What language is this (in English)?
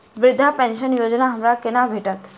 Maithili